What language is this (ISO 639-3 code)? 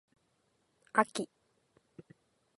jpn